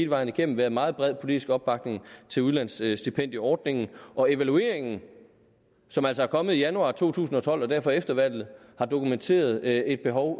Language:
Danish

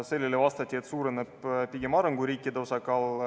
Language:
Estonian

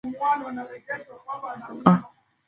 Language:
Swahili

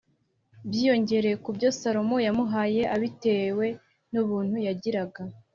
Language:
Kinyarwanda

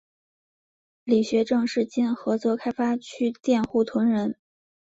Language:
Chinese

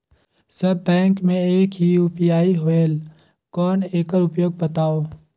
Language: Chhattisgarhi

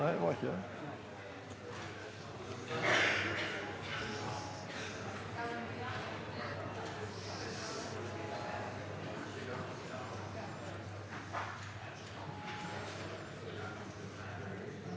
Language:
Norwegian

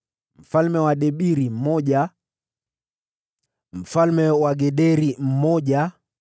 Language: Swahili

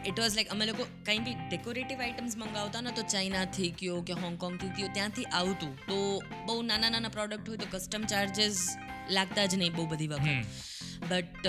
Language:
Gujarati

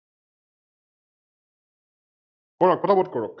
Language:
Assamese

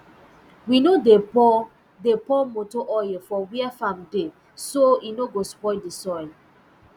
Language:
Nigerian Pidgin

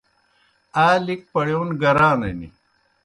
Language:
Kohistani Shina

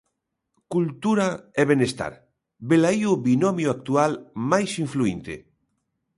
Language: Galician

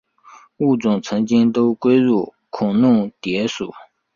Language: Chinese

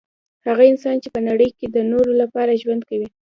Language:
Pashto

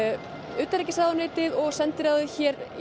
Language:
Icelandic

